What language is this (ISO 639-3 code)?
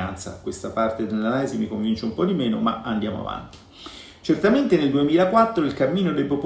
ita